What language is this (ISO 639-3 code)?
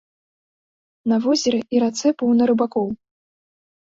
bel